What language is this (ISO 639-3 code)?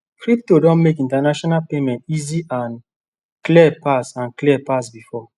pcm